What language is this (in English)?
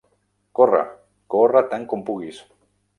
Catalan